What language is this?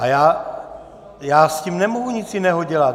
Czech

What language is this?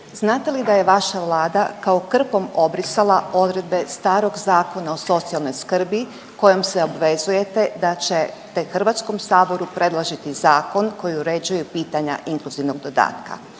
Croatian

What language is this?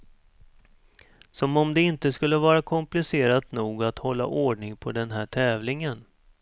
Swedish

